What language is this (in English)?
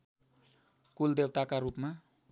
Nepali